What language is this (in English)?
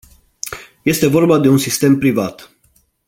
Romanian